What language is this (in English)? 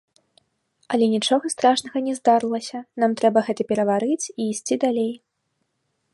Belarusian